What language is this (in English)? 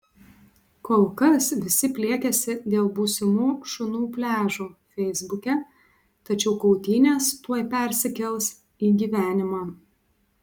Lithuanian